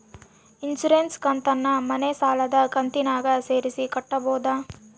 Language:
Kannada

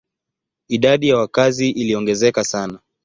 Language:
Swahili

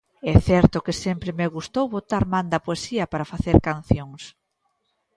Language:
Galician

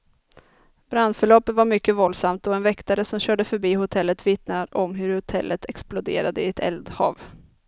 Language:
Swedish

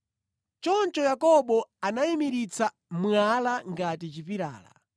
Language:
Nyanja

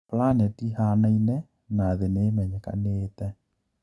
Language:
Kikuyu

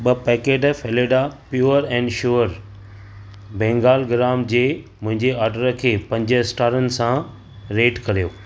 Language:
Sindhi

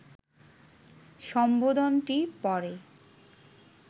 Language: Bangla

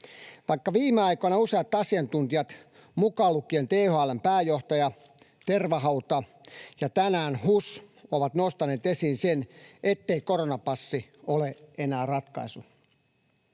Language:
Finnish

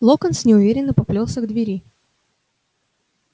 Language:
Russian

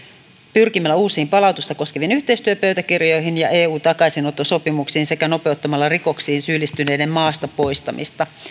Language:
Finnish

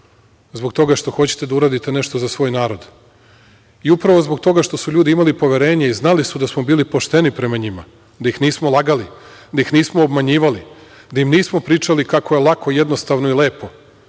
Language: Serbian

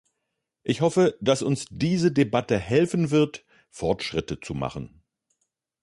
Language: German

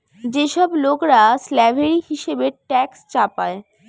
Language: Bangla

